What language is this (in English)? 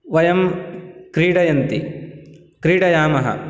Sanskrit